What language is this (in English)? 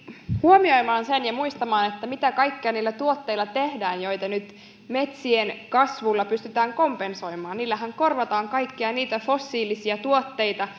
Finnish